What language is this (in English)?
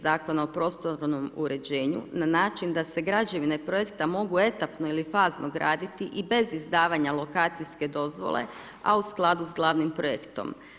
Croatian